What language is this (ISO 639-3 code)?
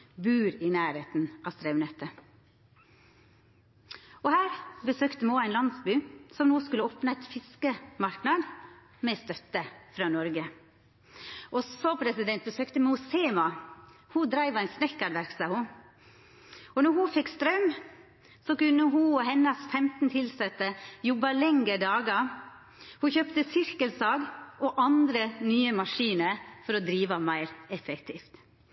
nno